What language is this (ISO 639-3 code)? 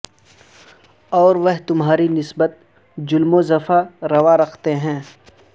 urd